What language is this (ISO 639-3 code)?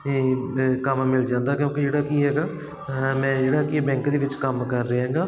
pan